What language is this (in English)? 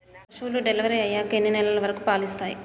Telugu